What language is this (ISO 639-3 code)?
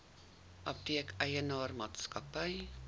afr